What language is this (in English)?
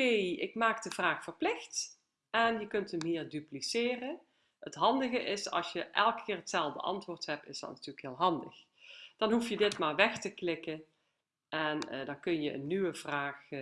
Dutch